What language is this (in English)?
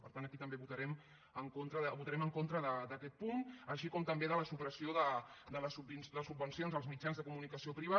Catalan